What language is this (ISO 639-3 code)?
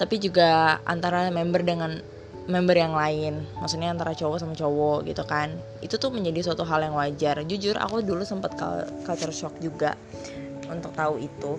ind